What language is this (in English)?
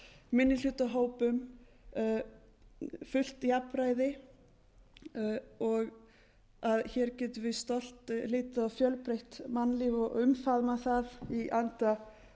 Icelandic